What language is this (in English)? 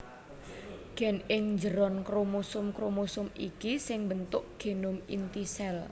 Javanese